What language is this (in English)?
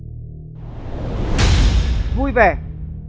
Vietnamese